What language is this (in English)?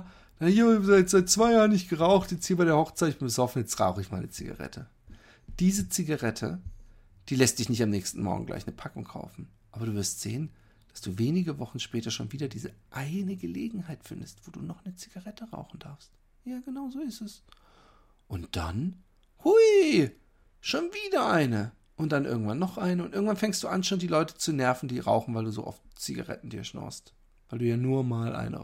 German